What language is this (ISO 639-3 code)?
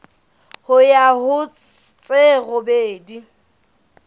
sot